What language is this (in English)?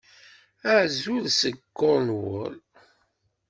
Kabyle